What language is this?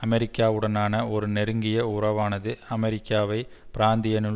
Tamil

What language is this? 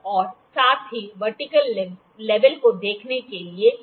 Hindi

